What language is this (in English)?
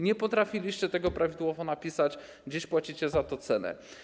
Polish